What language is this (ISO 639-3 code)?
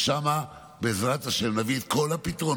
heb